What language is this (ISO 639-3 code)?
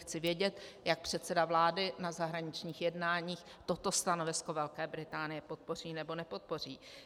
ces